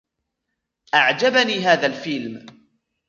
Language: Arabic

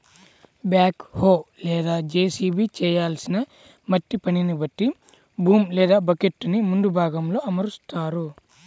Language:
Telugu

